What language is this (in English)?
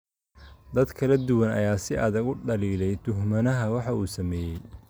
Somali